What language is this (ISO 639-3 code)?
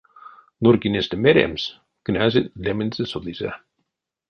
myv